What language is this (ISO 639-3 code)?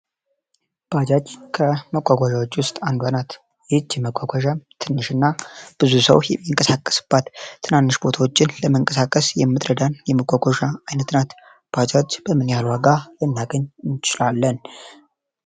amh